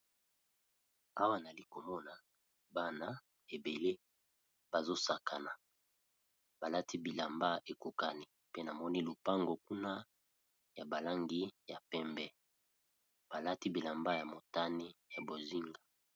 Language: Lingala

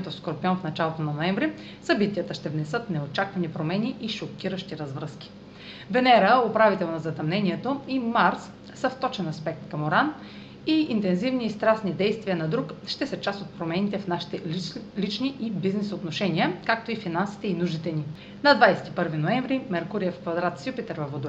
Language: Bulgarian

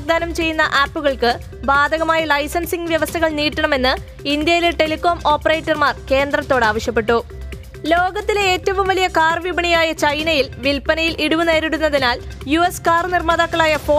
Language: Malayalam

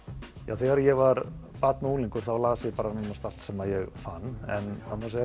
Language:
Icelandic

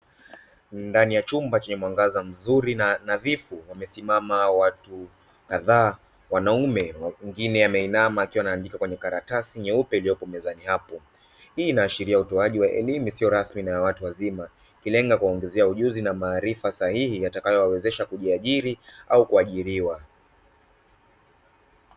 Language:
Swahili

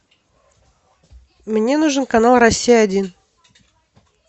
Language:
Russian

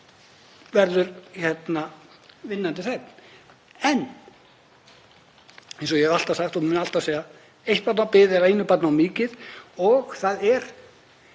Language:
Icelandic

